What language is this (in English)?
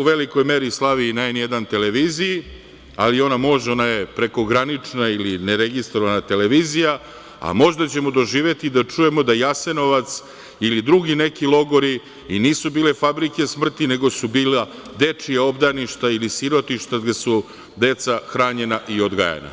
Serbian